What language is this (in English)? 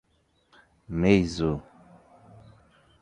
Portuguese